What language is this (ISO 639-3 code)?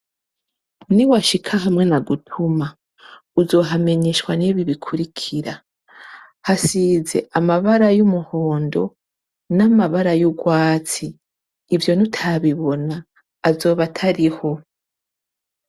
run